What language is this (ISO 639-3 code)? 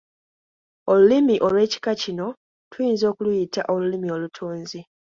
lug